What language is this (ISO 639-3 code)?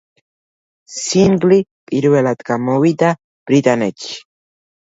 kat